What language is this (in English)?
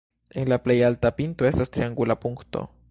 Esperanto